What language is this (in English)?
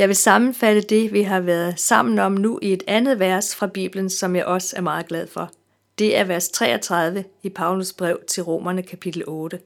Danish